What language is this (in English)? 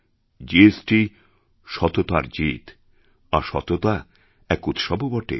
Bangla